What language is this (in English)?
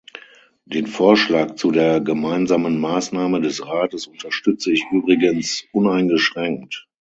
German